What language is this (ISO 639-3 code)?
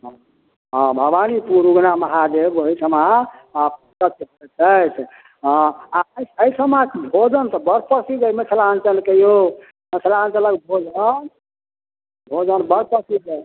mai